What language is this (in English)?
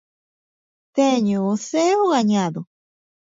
Galician